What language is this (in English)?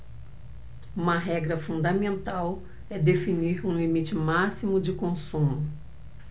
Portuguese